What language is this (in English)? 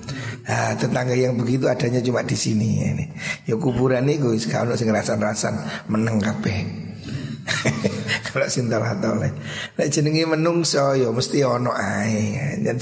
Indonesian